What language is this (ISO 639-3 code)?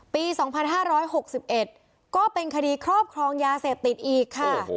tha